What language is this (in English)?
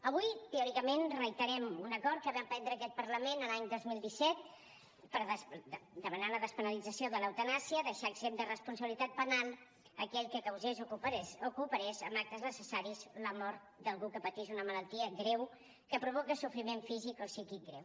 Catalan